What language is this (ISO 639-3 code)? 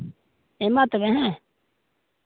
sat